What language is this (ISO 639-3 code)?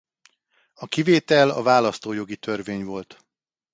hun